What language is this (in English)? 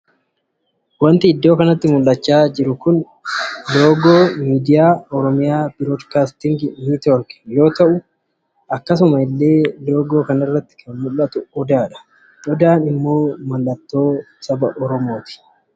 Oromo